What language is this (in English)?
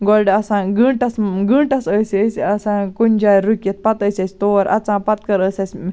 Kashmiri